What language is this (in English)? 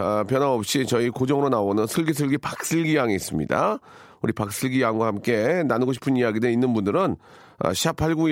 Korean